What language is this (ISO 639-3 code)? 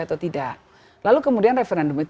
ind